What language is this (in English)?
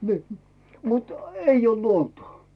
Finnish